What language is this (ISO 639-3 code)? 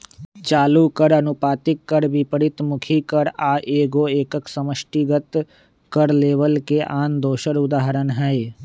mag